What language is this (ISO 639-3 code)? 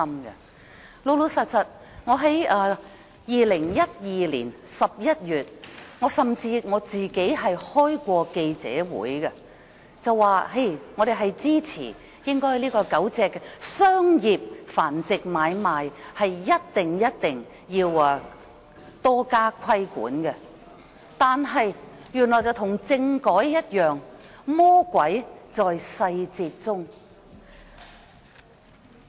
yue